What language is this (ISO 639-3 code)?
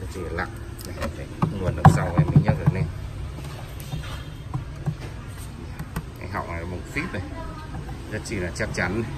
vie